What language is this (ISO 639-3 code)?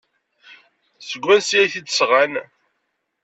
kab